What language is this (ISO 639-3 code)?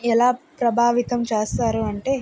tel